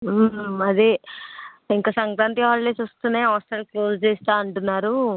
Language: Telugu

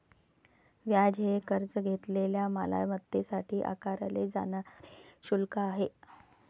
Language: Marathi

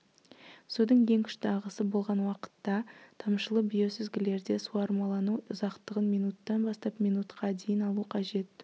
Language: Kazakh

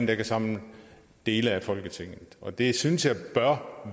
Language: Danish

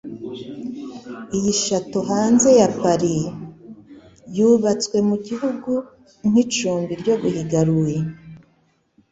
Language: Kinyarwanda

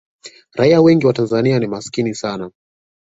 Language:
Swahili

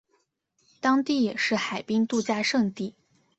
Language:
Chinese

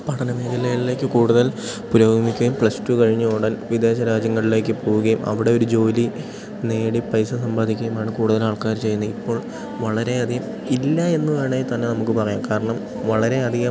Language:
Malayalam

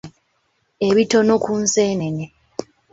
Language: Ganda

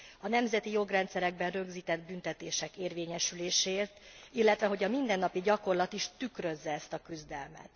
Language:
Hungarian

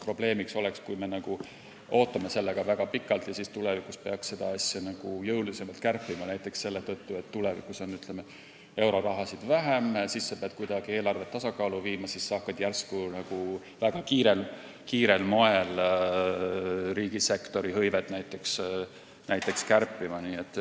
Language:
Estonian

